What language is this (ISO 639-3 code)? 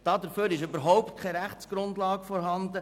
gsw